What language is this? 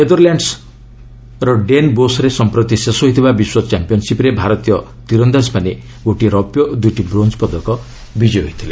Odia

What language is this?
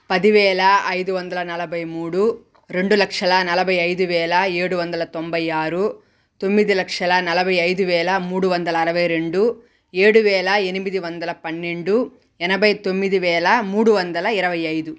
Telugu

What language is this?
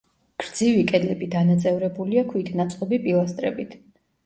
Georgian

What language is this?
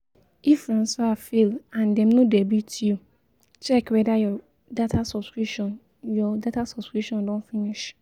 Nigerian Pidgin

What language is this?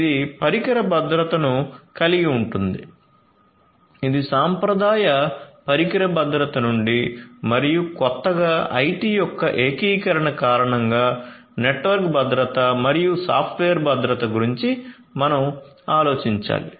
Telugu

